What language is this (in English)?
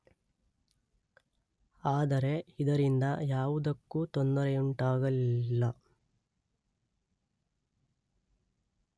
Kannada